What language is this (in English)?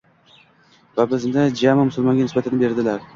Uzbek